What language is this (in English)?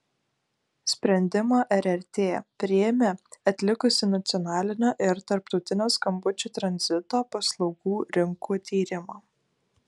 Lithuanian